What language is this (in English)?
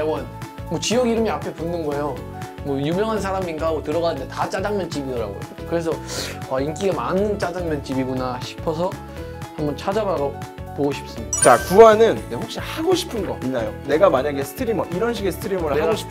Korean